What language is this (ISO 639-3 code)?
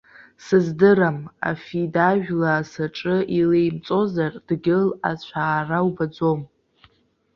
abk